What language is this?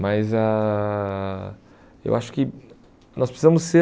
Portuguese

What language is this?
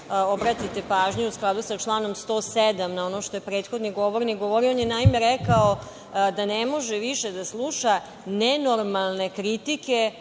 Serbian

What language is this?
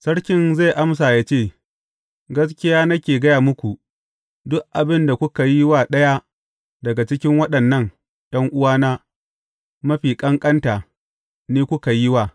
Hausa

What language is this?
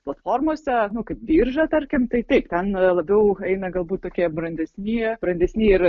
Lithuanian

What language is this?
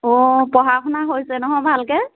Assamese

